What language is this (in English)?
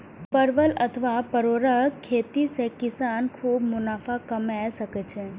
Maithili